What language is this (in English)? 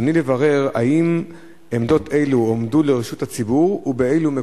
Hebrew